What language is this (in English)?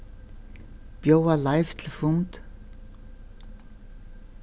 Faroese